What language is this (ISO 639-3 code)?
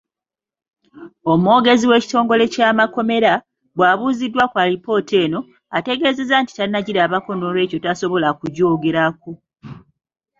lug